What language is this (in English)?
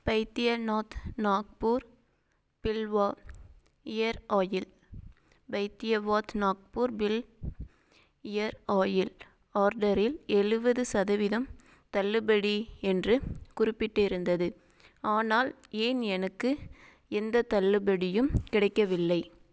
Tamil